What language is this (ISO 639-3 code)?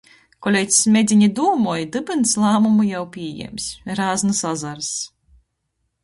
ltg